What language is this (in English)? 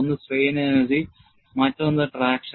Malayalam